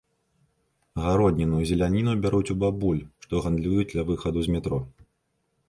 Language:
Belarusian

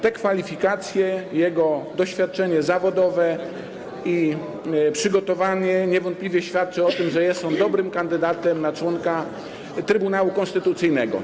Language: Polish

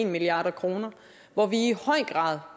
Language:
Danish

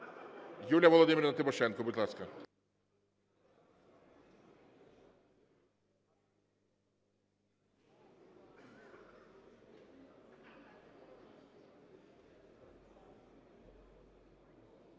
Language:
Ukrainian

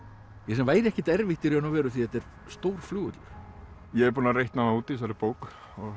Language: Icelandic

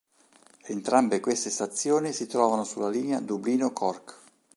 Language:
Italian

